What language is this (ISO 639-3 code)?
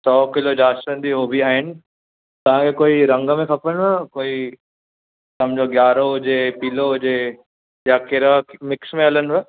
snd